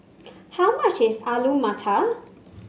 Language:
English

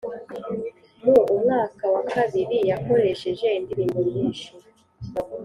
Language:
Kinyarwanda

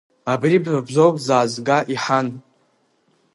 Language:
Abkhazian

